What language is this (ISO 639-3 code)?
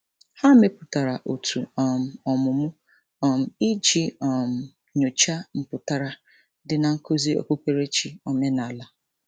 ibo